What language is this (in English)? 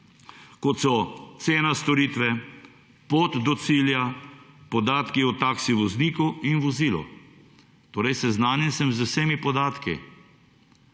Slovenian